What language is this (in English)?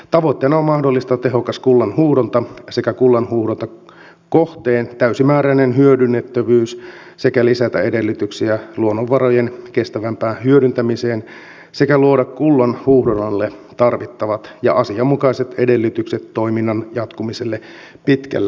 Finnish